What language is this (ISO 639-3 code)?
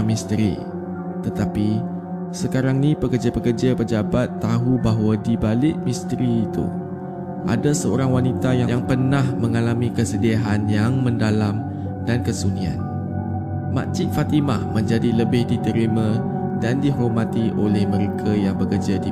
msa